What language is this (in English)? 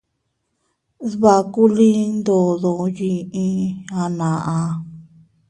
Teutila Cuicatec